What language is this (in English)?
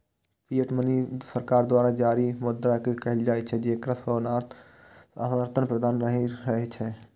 Maithili